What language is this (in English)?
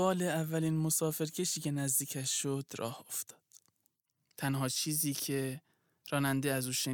Persian